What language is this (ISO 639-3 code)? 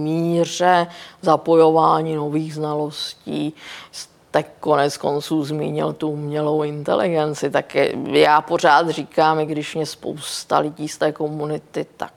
ces